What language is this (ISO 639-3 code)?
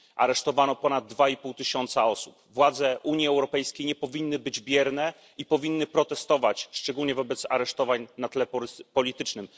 pol